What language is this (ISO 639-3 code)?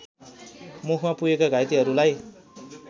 nep